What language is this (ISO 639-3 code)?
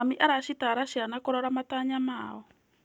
kik